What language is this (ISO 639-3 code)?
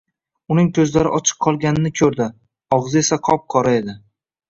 uzb